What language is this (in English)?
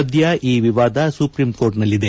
Kannada